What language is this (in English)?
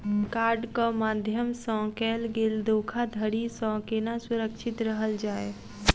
Maithili